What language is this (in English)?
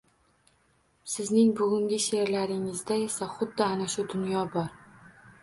Uzbek